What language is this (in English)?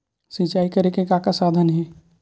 Chhattisgarhi